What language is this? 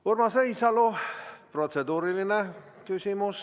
Estonian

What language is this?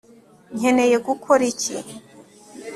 Kinyarwanda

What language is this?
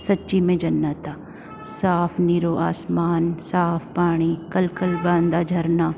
Sindhi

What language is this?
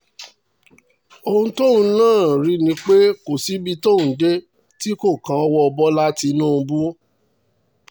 Yoruba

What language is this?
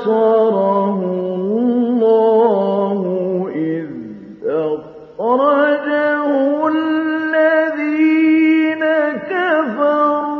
Arabic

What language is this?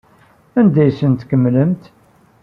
Kabyle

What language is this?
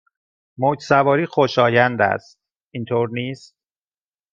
Persian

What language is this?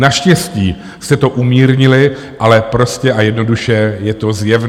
Czech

